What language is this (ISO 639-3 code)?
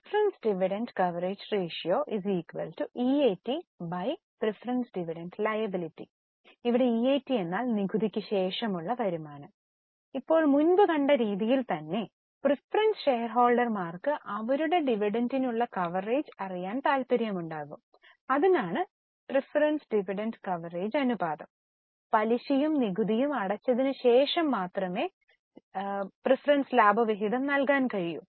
mal